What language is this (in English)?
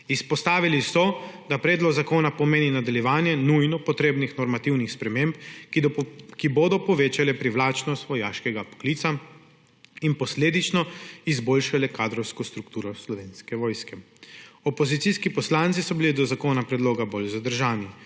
Slovenian